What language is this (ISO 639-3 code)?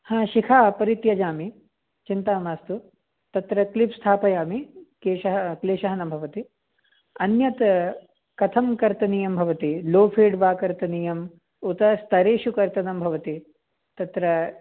san